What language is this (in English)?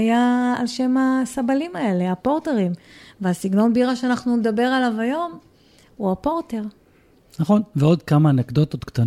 Hebrew